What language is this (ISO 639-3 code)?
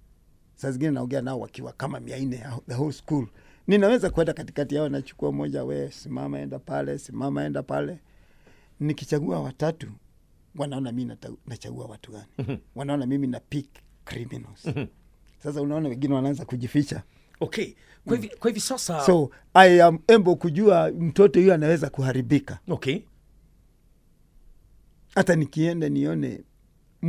swa